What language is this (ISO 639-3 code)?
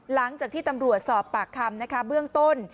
tha